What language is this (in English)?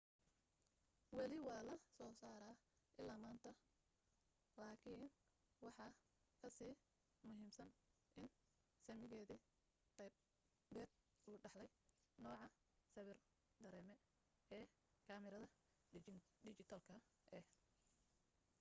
Somali